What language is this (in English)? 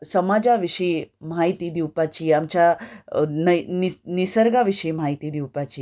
Konkani